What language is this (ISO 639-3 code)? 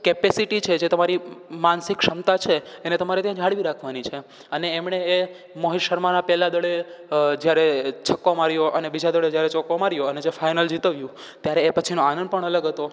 guj